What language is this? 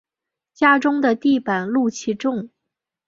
Chinese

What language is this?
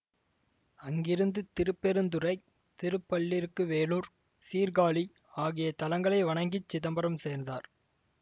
Tamil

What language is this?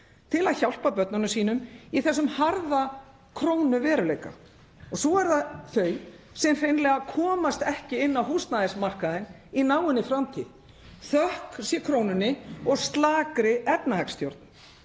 Icelandic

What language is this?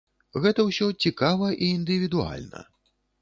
Belarusian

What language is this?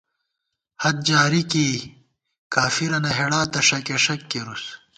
Gawar-Bati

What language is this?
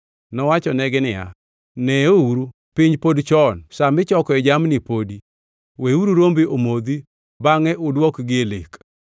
Luo (Kenya and Tanzania)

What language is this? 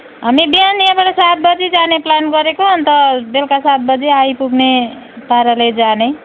Nepali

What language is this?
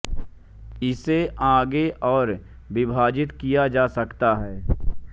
Hindi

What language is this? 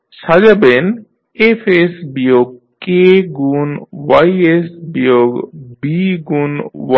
Bangla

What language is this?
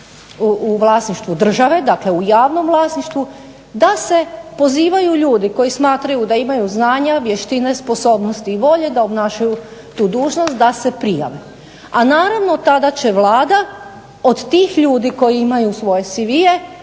Croatian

